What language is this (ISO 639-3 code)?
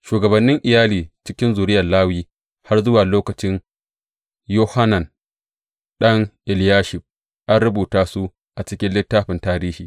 hau